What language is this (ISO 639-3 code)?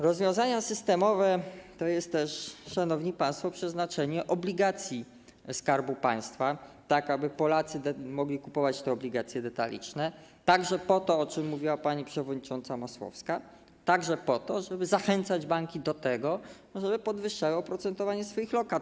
pol